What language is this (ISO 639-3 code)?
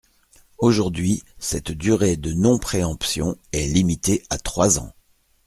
fra